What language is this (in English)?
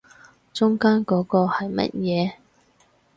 Cantonese